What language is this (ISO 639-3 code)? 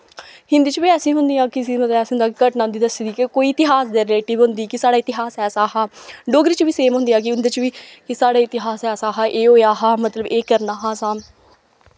doi